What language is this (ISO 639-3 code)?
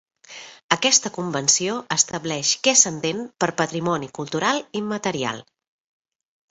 cat